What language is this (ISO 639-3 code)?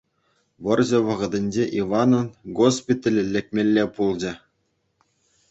chv